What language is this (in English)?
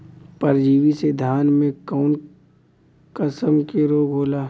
Bhojpuri